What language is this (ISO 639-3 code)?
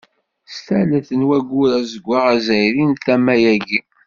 kab